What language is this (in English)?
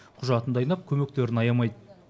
Kazakh